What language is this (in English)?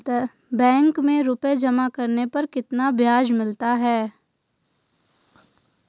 Hindi